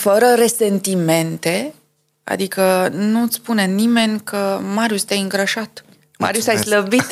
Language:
Romanian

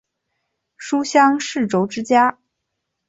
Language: Chinese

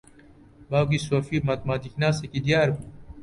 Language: Central Kurdish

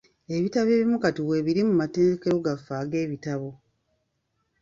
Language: Ganda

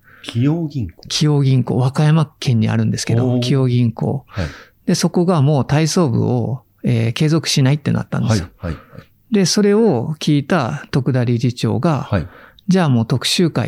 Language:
Japanese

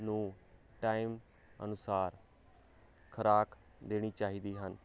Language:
Punjabi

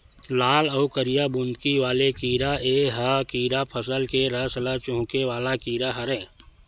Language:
Chhattisgarhi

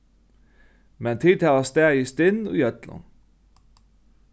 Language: Faroese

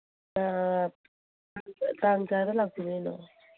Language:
Manipuri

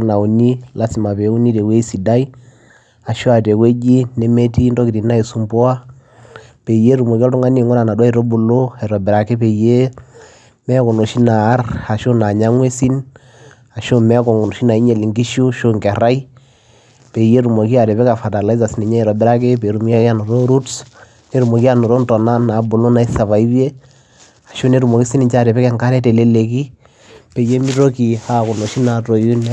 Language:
Masai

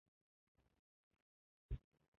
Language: Uzbek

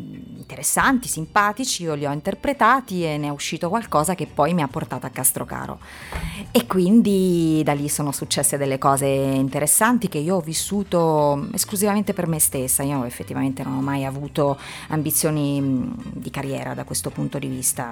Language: Italian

